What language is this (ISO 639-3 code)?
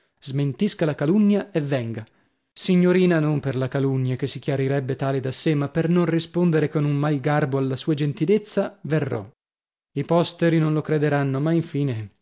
ita